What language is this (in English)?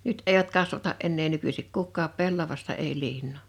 Finnish